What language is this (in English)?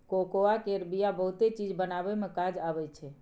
Maithili